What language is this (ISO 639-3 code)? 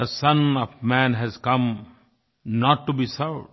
hin